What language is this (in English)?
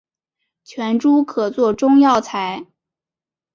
Chinese